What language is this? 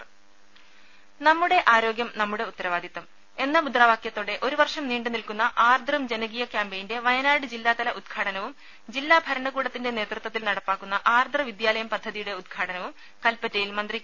Malayalam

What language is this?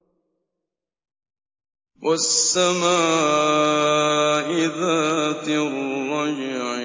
Arabic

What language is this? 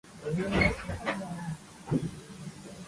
Japanese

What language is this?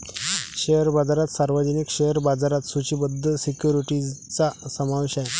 Marathi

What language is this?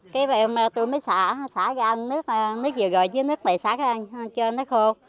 Vietnamese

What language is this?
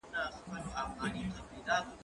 Pashto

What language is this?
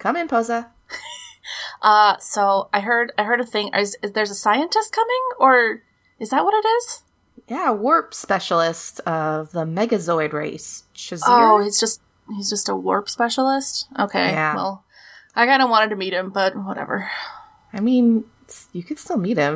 English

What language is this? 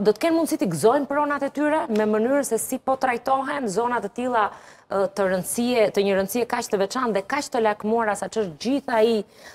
Romanian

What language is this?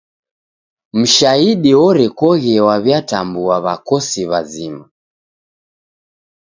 Taita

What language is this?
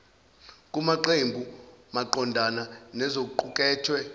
Zulu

